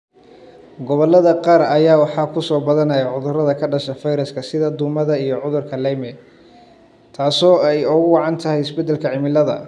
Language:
Somali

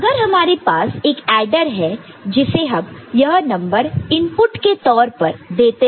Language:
Hindi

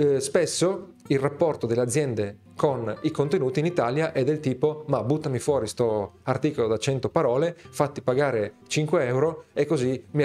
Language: Italian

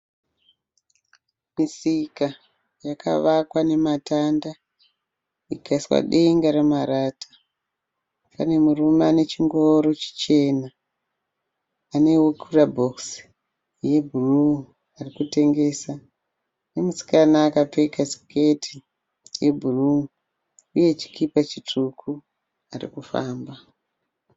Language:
Shona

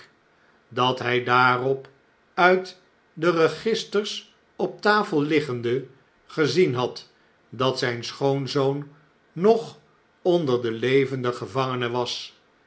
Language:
Dutch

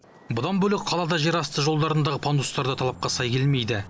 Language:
Kazakh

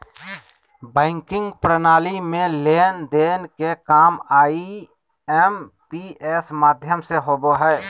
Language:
Magahi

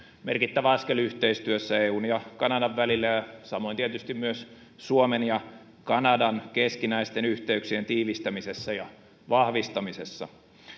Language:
Finnish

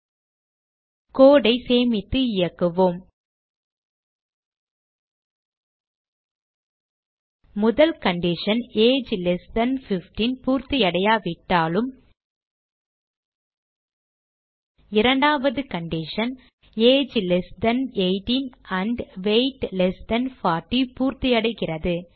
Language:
Tamil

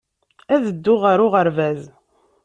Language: Kabyle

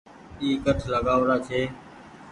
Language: Goaria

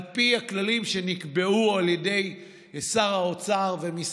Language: Hebrew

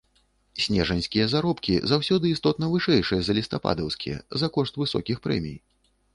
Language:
Belarusian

